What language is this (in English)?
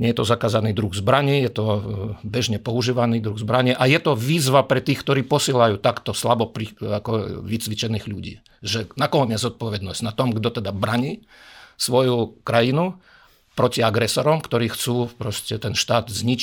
Slovak